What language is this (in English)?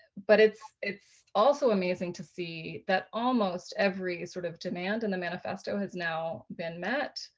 English